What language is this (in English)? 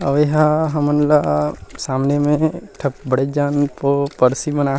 Chhattisgarhi